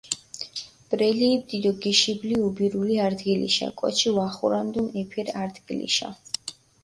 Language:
Mingrelian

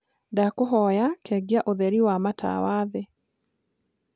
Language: Kikuyu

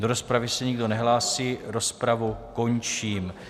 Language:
Czech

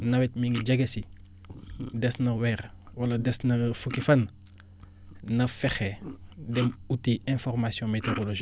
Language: Wolof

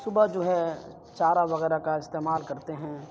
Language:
Urdu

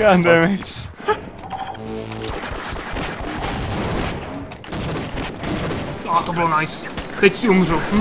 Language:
Czech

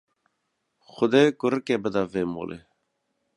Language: Kurdish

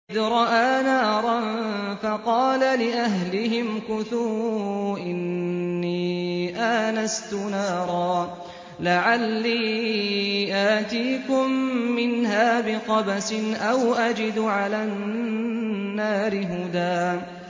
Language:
Arabic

